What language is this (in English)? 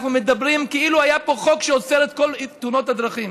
Hebrew